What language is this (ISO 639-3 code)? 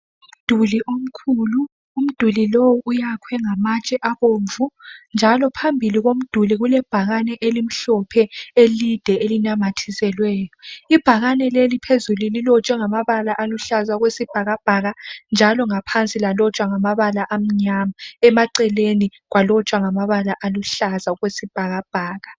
nde